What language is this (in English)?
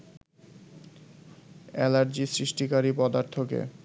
Bangla